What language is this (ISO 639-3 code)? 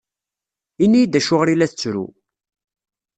kab